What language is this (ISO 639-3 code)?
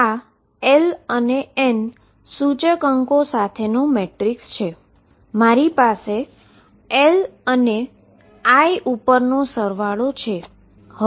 guj